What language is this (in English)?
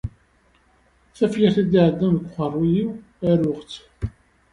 Kabyle